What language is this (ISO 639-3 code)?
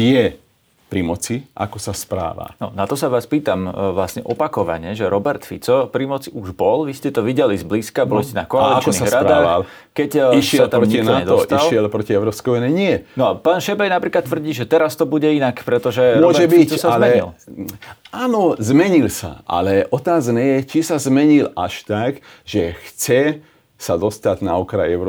slk